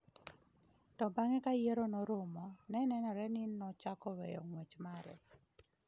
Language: Luo (Kenya and Tanzania)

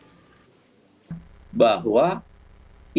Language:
Indonesian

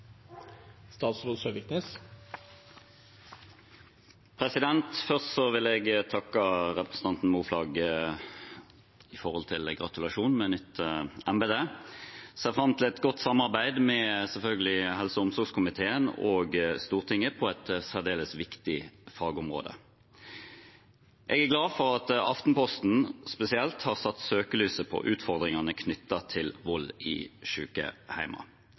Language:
Norwegian Bokmål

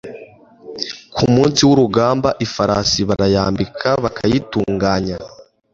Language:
Kinyarwanda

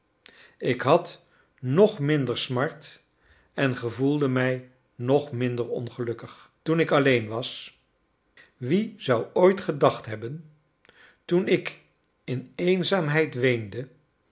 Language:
Dutch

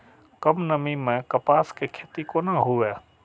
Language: Maithili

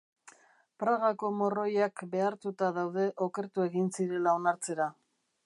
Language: Basque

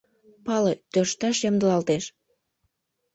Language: Mari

